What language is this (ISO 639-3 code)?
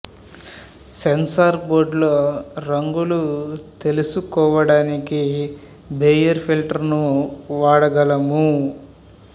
tel